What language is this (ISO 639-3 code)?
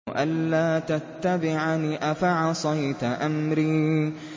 ara